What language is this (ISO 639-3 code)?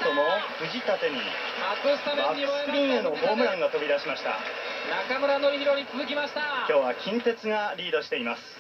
jpn